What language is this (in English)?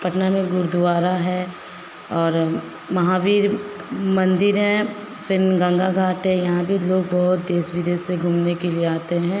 Hindi